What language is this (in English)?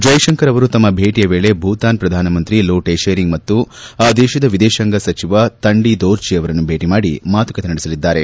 Kannada